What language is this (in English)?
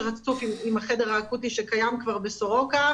Hebrew